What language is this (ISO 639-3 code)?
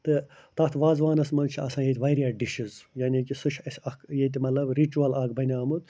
kas